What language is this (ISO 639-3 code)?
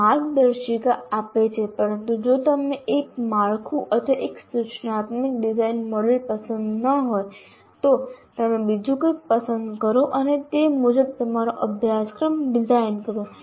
guj